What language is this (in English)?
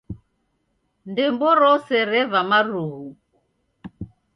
Taita